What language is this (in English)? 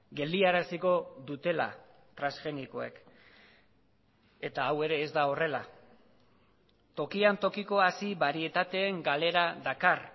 Basque